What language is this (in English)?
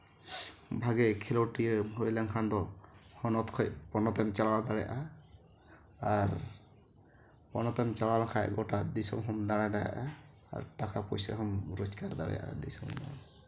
Santali